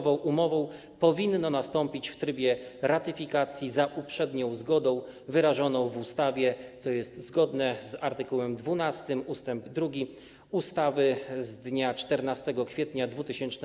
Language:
Polish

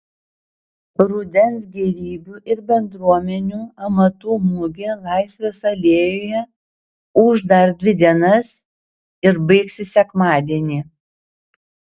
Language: Lithuanian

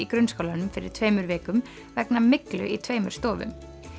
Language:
Icelandic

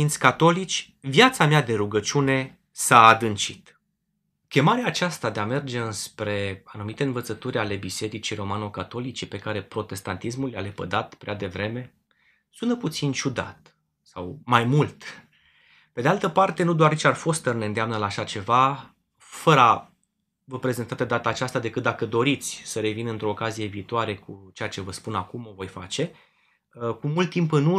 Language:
Romanian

